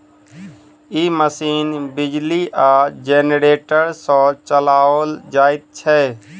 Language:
Maithili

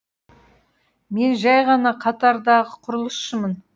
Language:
Kazakh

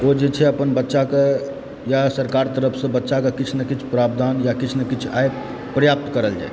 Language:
Maithili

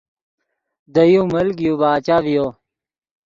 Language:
Yidgha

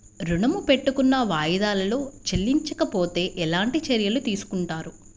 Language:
Telugu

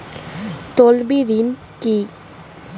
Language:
Bangla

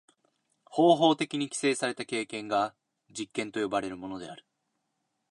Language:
Japanese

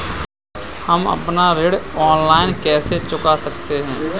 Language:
Hindi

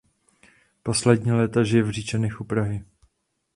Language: Czech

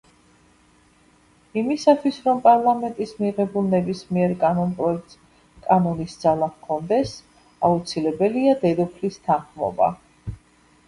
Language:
Georgian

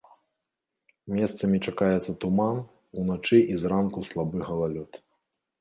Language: Belarusian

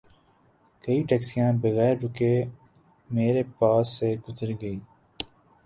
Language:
Urdu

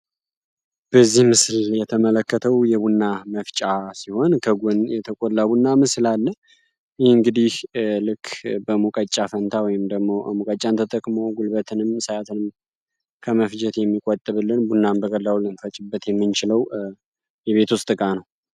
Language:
Amharic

